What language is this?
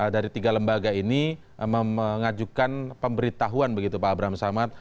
Indonesian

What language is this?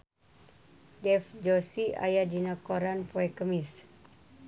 Sundanese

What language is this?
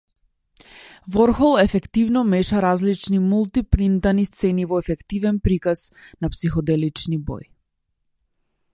Macedonian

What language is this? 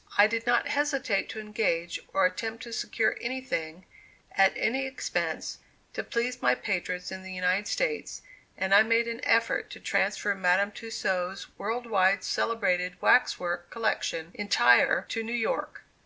English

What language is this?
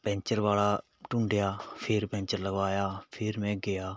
Punjabi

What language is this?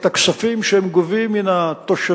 Hebrew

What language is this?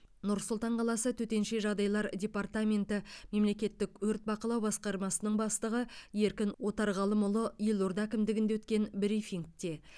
Kazakh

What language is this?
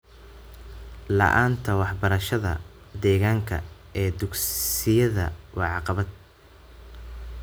Somali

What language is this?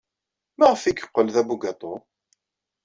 Kabyle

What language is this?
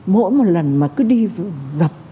Vietnamese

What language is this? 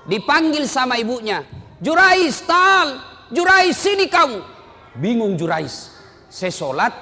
Indonesian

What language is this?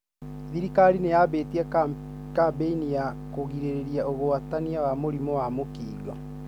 Kikuyu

